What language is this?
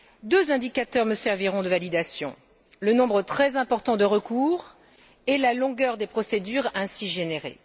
French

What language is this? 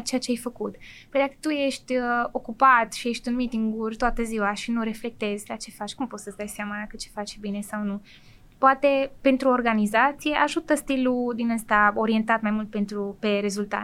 Romanian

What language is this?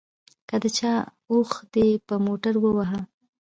Pashto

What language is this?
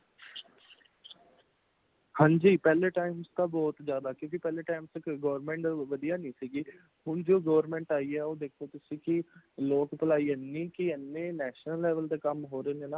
Punjabi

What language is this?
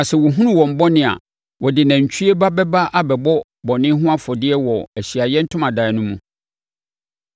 Akan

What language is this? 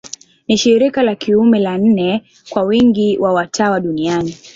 Swahili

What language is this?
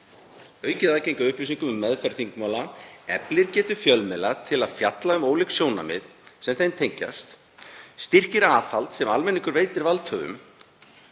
Icelandic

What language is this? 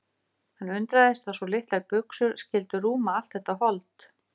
Icelandic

